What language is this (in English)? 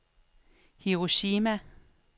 Danish